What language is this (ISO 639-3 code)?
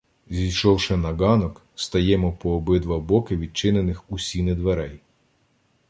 ukr